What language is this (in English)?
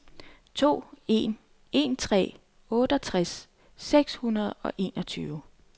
Danish